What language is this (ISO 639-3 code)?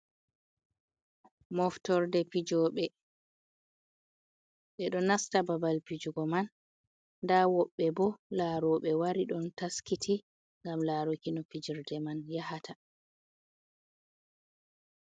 ful